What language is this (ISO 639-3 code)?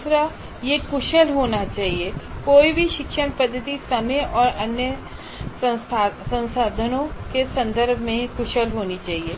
hin